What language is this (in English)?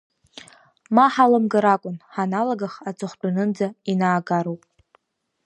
Abkhazian